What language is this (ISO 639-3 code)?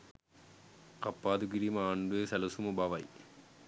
sin